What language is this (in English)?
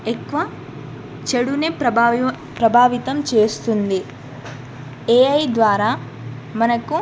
Telugu